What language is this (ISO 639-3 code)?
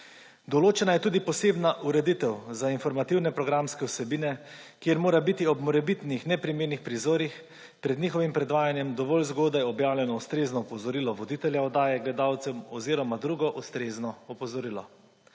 slv